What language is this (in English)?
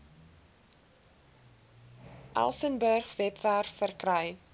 Afrikaans